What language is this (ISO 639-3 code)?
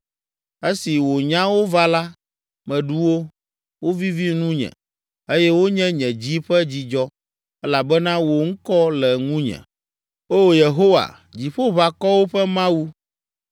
ewe